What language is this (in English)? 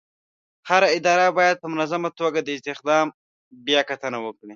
Pashto